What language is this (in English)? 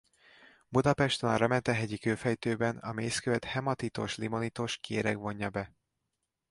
Hungarian